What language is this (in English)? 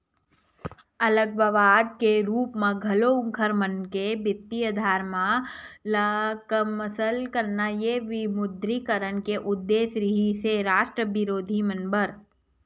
Chhattisgarhi